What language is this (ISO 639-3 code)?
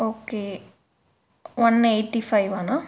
tam